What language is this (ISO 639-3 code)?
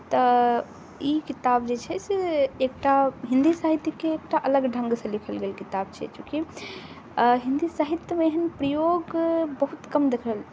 mai